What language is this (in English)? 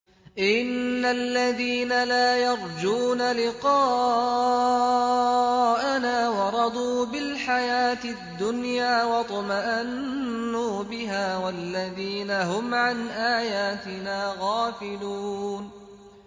Arabic